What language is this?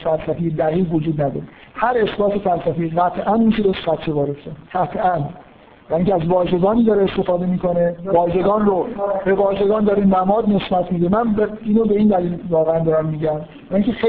Persian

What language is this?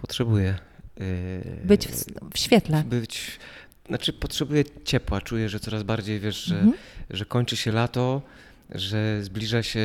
Polish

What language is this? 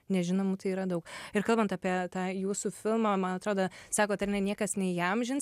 Lithuanian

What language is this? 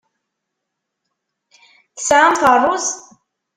Kabyle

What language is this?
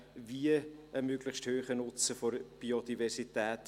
Swiss German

